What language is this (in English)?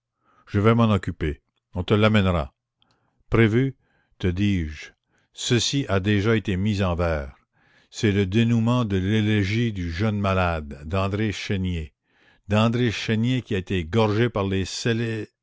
French